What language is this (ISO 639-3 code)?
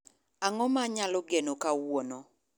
luo